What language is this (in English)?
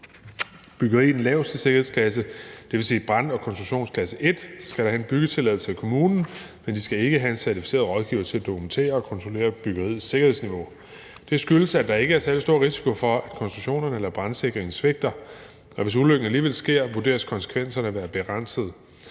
Danish